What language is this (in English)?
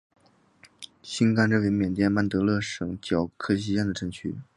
Chinese